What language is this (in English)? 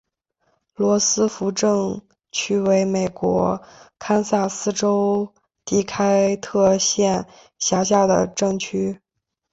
Chinese